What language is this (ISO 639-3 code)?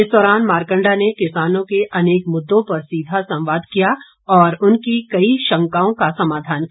hin